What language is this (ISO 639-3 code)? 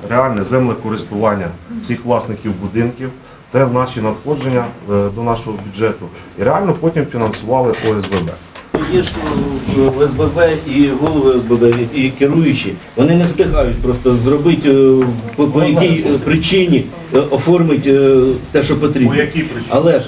ukr